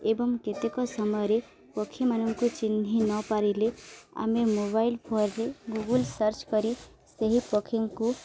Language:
Odia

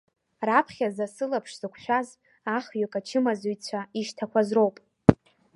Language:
Abkhazian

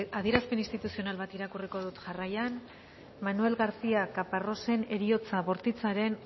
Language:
Basque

